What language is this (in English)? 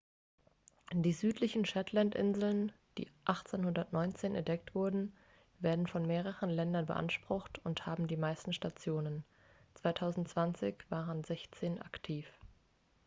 German